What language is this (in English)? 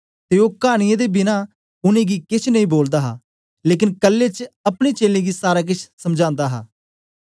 Dogri